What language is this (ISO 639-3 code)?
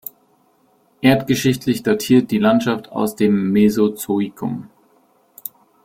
deu